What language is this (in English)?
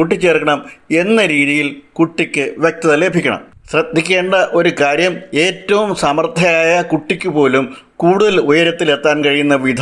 Malayalam